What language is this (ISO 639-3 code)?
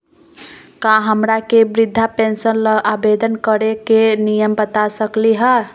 mag